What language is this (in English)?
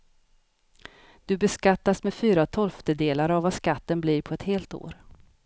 Swedish